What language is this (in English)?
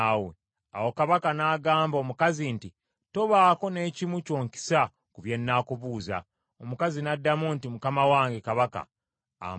Ganda